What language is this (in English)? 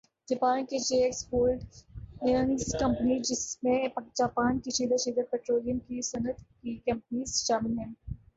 Urdu